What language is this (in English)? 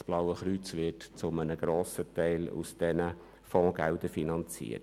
Swiss German